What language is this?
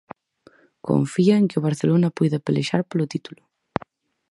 Galician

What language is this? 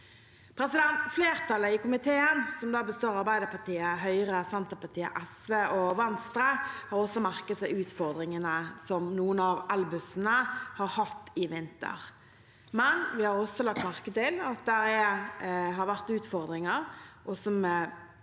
Norwegian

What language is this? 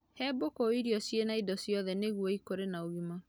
Kikuyu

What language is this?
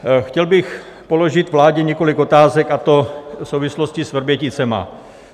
Czech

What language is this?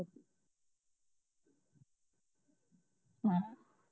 Punjabi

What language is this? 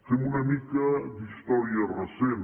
Catalan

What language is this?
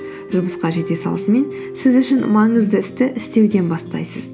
Kazakh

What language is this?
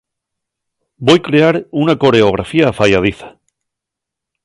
Asturian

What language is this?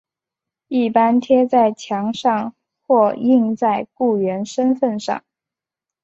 Chinese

